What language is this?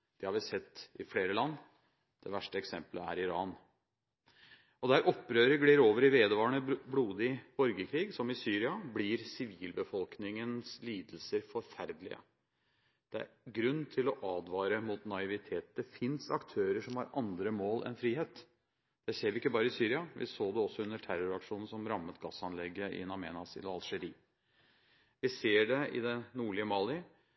Norwegian Bokmål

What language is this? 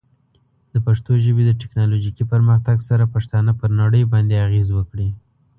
Pashto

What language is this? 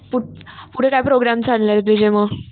Marathi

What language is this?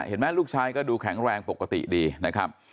Thai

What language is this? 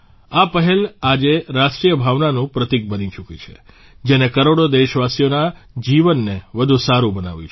Gujarati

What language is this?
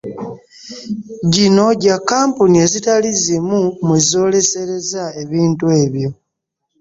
Ganda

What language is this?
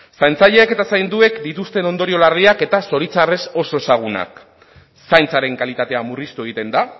Basque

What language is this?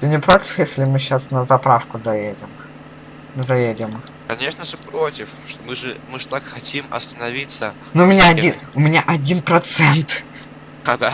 Russian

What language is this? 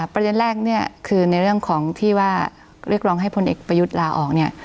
Thai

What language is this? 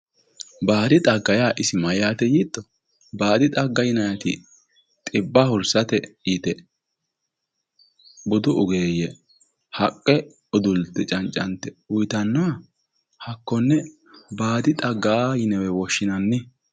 Sidamo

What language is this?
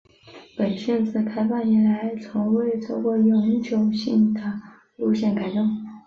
Chinese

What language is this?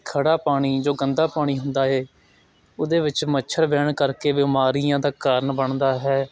Punjabi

